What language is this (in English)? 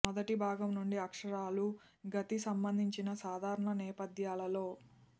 Telugu